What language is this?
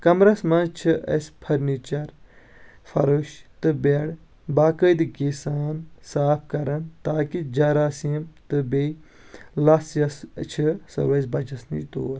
Kashmiri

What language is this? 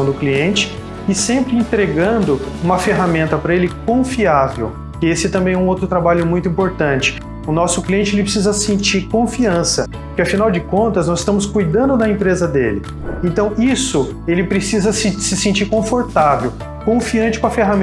Portuguese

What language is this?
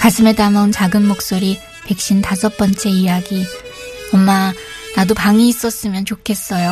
Korean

